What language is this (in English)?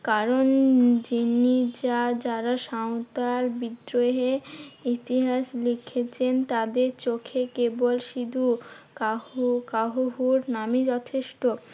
Bangla